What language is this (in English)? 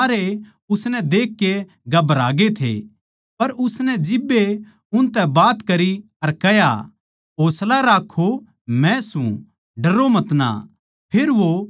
Haryanvi